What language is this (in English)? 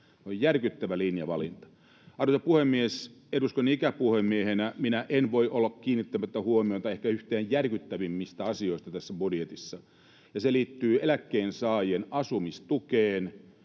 Finnish